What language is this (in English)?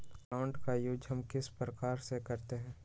Magahi